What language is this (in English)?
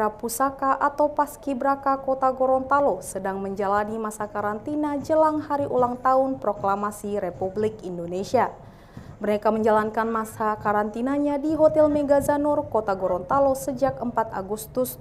Indonesian